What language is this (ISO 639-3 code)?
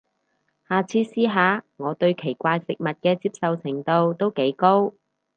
yue